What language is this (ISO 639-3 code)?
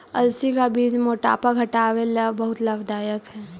mag